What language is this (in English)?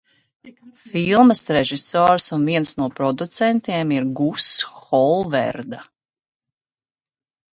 Latvian